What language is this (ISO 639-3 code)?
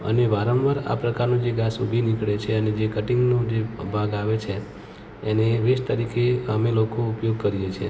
guj